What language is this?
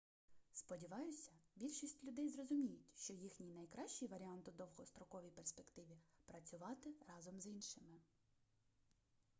Ukrainian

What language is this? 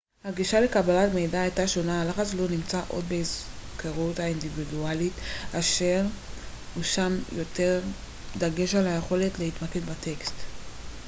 Hebrew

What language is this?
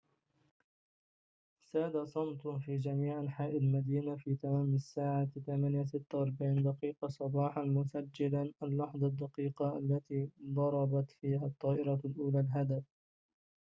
Arabic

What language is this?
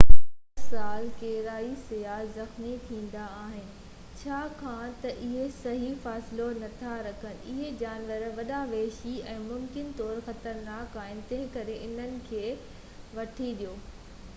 Sindhi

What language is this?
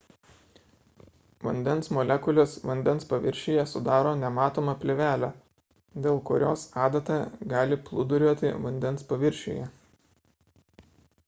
Lithuanian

